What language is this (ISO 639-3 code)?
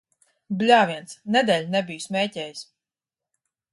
lav